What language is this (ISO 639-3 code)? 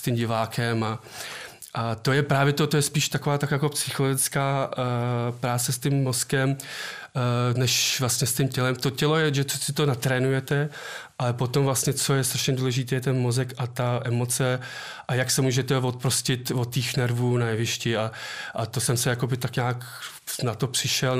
ces